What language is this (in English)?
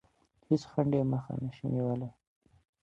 Pashto